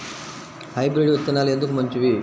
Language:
Telugu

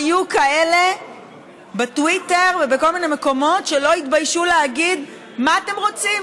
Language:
Hebrew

